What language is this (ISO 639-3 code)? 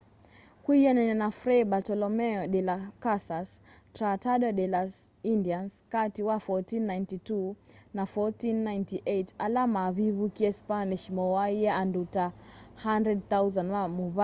kam